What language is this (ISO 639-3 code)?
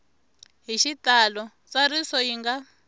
tso